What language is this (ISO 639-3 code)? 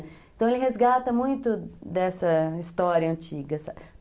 por